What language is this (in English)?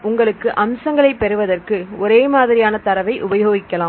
Tamil